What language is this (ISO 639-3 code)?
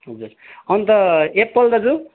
nep